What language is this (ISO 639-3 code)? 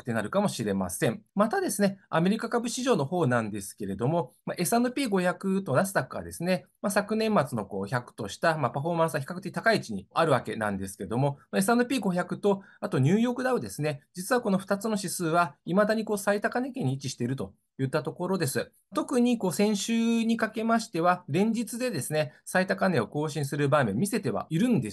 jpn